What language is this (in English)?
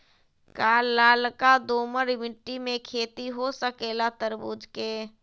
Magahi